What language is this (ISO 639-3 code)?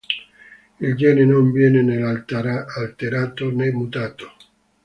ita